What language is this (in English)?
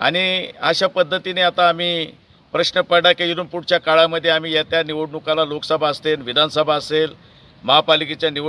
Romanian